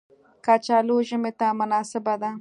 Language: Pashto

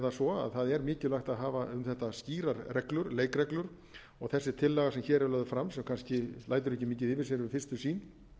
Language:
Icelandic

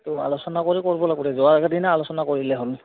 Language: Assamese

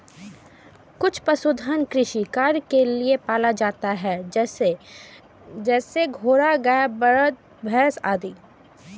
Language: Maithili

